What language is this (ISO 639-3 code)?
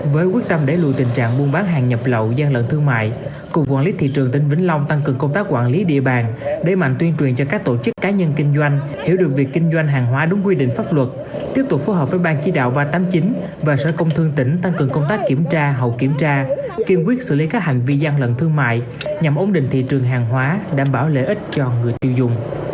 vie